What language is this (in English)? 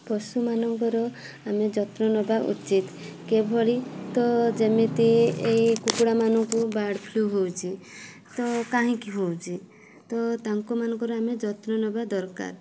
Odia